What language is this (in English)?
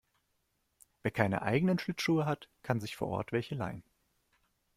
German